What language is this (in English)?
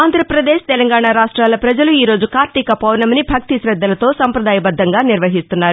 Telugu